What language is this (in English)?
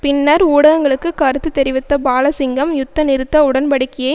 Tamil